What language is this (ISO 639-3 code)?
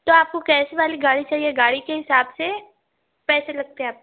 urd